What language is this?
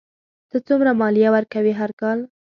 Pashto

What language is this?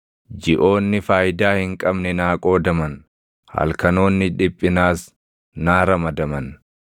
Oromo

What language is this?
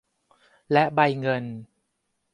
Thai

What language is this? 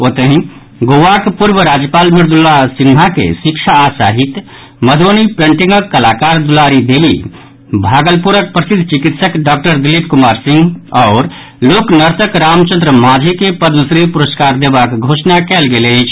Maithili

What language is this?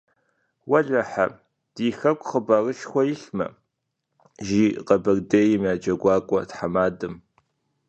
Kabardian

